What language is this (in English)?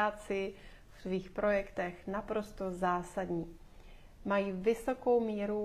Czech